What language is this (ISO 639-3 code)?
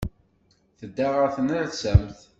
kab